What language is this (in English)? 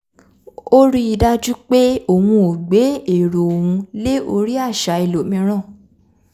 Yoruba